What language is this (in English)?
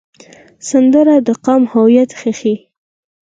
Pashto